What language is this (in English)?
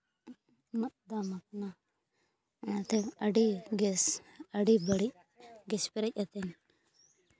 Santali